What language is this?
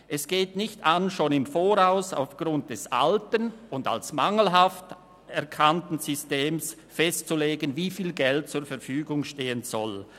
Swiss German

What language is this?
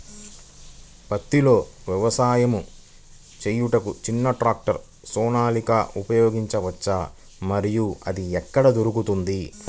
Telugu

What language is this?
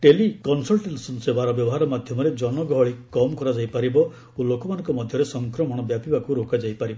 Odia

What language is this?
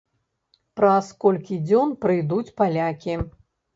Belarusian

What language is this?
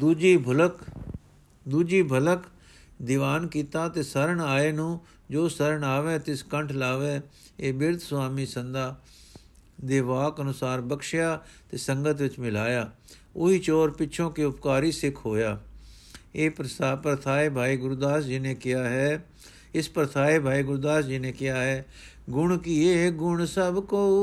Punjabi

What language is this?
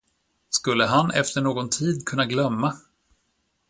Swedish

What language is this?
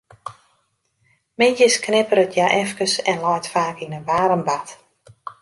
Western Frisian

